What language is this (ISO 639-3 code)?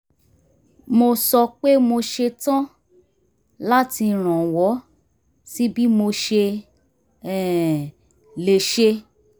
yor